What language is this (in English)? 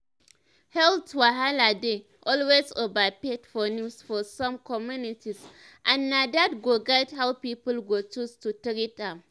Nigerian Pidgin